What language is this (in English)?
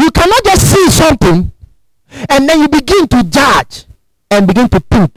English